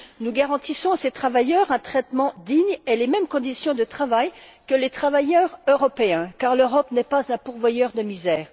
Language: French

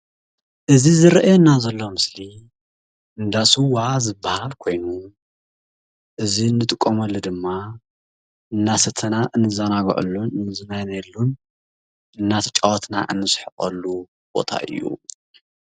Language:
Tigrinya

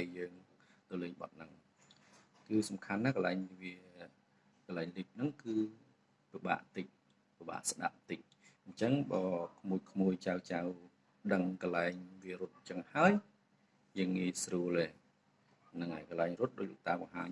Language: Indonesian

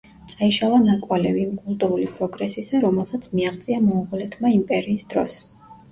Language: Georgian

